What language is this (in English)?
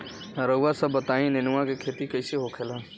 Bhojpuri